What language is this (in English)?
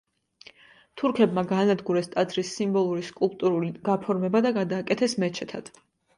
Georgian